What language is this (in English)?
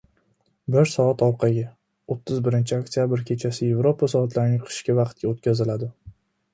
Uzbek